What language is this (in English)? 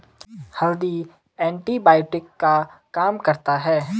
Hindi